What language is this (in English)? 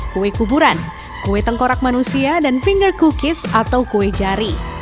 Indonesian